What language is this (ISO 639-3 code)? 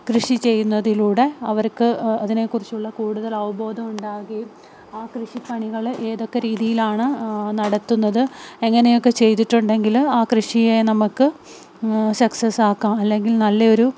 mal